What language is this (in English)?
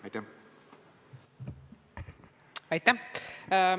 Estonian